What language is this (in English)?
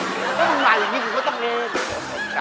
Thai